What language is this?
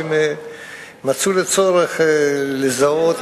Hebrew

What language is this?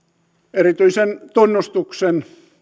Finnish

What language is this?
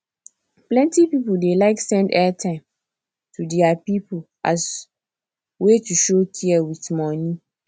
Nigerian Pidgin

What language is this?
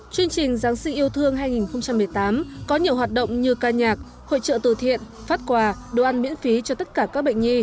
Vietnamese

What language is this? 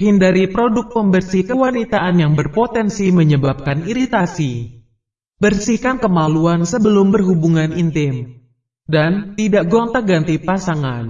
Indonesian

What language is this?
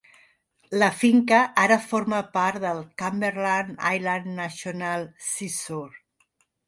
Catalan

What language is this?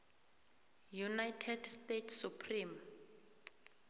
South Ndebele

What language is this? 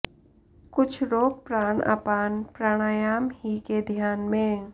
Sanskrit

